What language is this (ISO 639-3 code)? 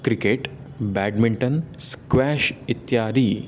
san